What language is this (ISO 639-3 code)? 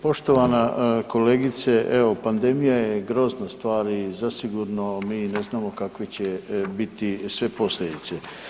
hrv